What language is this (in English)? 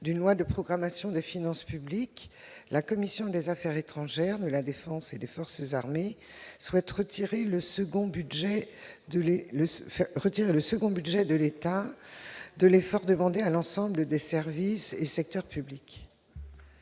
French